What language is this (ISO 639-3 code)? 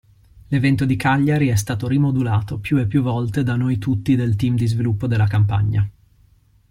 ita